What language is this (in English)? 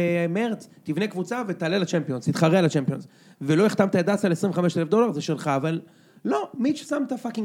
Hebrew